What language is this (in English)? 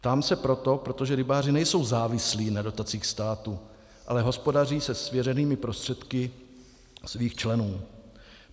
Czech